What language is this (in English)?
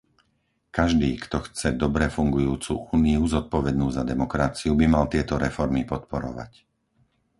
Slovak